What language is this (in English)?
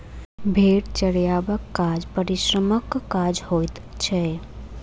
Maithili